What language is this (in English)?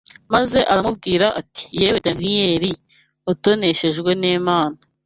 Kinyarwanda